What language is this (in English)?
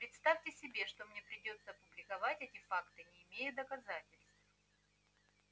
Russian